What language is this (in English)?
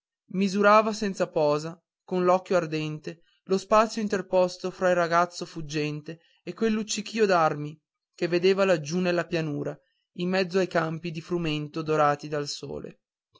Italian